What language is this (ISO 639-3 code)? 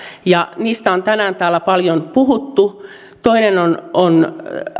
fin